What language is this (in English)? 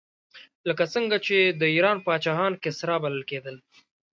Pashto